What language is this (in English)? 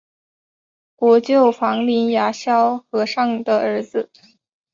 Chinese